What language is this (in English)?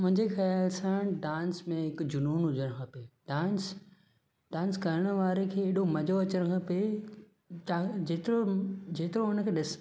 Sindhi